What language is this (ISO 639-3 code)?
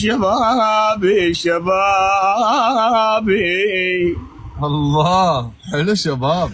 ara